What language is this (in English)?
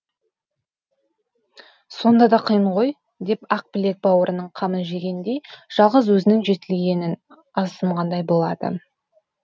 Kazakh